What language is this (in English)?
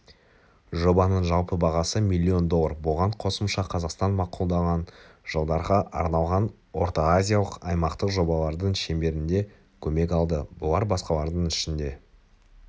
Kazakh